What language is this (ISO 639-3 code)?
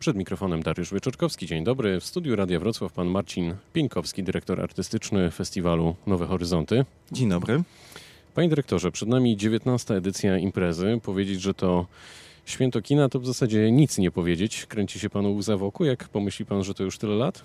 pol